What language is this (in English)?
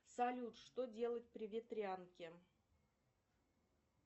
Russian